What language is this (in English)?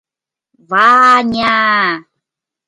Mari